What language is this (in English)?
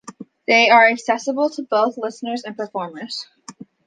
English